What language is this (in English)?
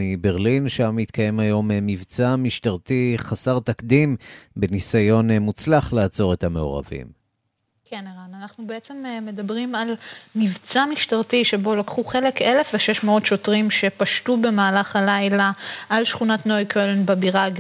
Hebrew